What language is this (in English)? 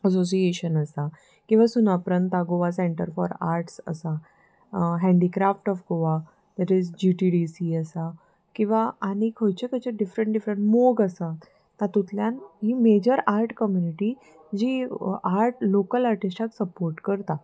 Konkani